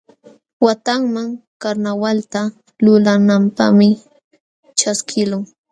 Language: Jauja Wanca Quechua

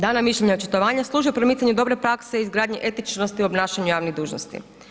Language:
Croatian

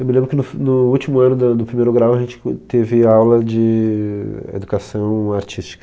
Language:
Portuguese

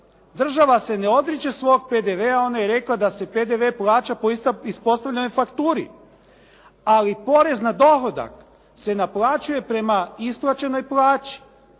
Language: Croatian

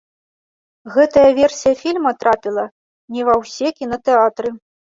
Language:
Belarusian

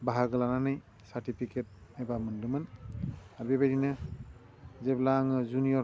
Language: Bodo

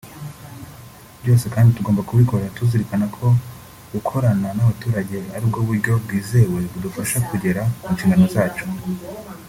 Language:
Kinyarwanda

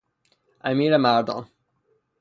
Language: Persian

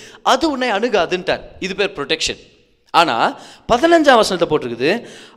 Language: Tamil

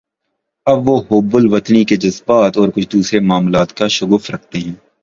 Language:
Urdu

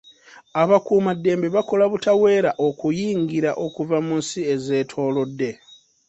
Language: Ganda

